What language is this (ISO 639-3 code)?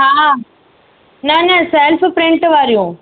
snd